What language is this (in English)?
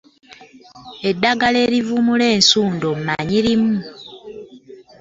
Ganda